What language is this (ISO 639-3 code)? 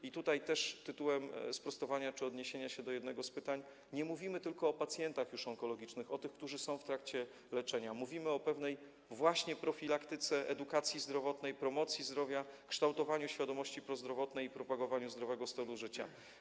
pol